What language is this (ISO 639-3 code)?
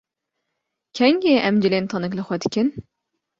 kur